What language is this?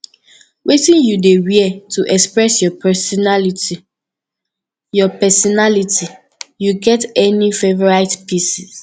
Nigerian Pidgin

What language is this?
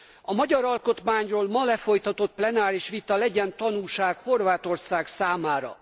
Hungarian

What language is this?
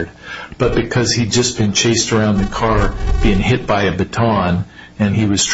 English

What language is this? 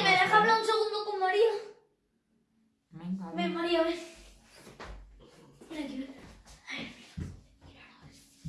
Spanish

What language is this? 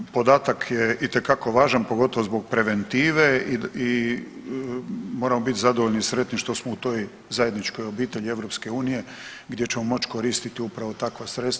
Croatian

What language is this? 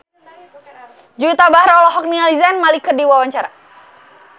Sundanese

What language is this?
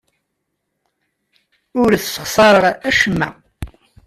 Kabyle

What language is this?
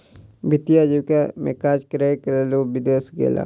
Maithili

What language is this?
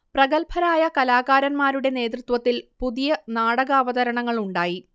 Malayalam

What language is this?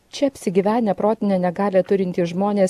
Lithuanian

